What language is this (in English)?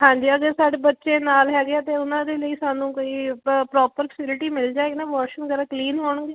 Punjabi